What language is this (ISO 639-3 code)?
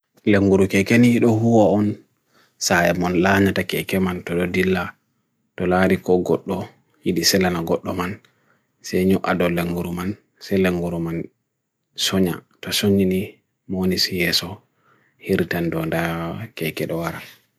fui